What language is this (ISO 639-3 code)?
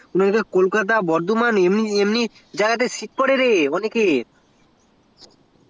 ben